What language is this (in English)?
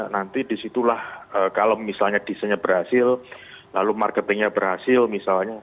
Indonesian